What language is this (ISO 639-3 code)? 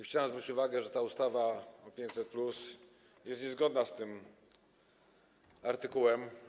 pol